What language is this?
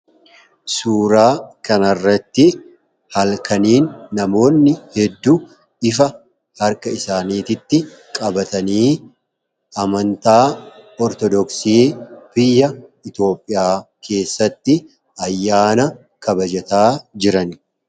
Oromo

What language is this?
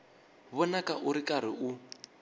Tsonga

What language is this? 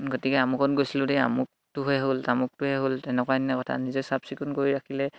Assamese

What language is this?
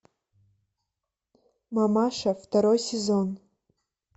Russian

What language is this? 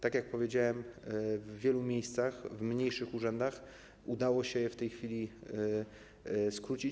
Polish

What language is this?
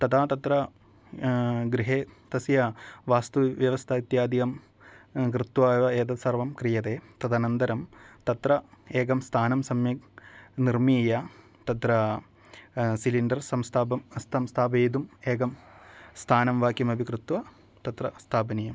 Sanskrit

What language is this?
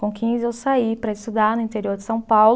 Portuguese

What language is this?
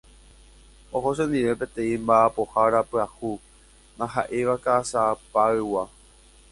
Guarani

